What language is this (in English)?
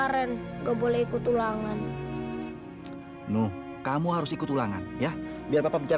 Indonesian